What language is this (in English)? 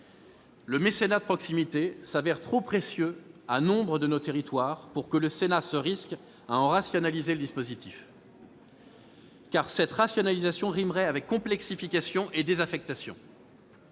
French